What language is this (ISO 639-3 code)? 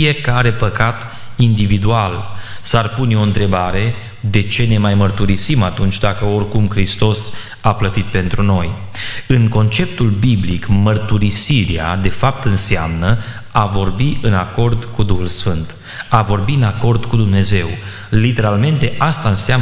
ron